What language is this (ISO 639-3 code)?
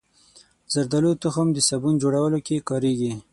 pus